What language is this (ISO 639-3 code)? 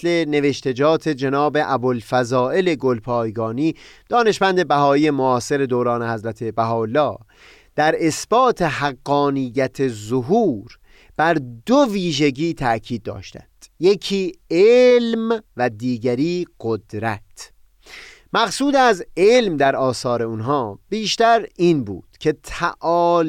fas